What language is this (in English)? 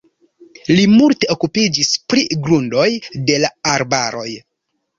Esperanto